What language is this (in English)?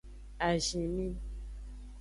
Aja (Benin)